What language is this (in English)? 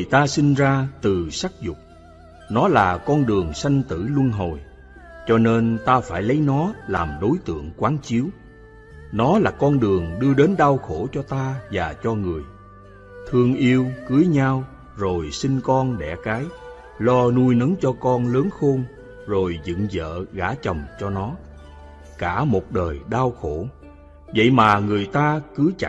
Vietnamese